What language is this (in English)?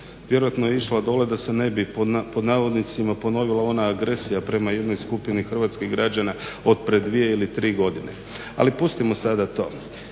Croatian